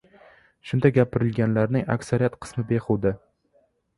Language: Uzbek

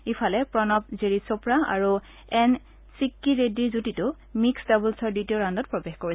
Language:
Assamese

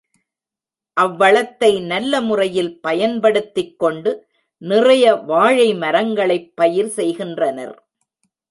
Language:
Tamil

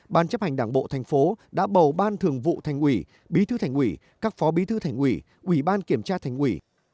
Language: Vietnamese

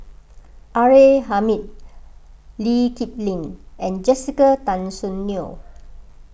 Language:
English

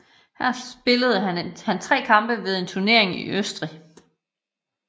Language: Danish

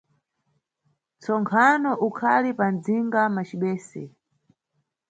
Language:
Nyungwe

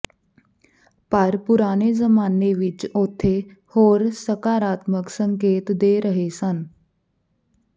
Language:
Punjabi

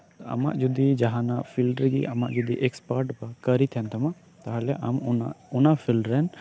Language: Santali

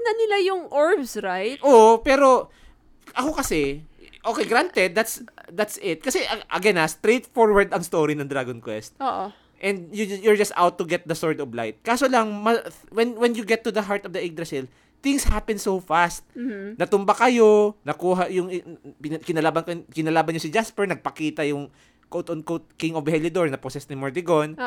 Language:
Filipino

